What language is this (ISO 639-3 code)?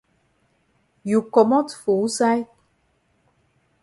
wes